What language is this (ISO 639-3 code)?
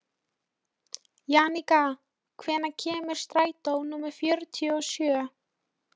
isl